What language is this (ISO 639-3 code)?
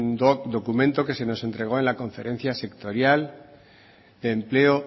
spa